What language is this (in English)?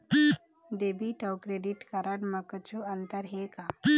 Chhattisgarhi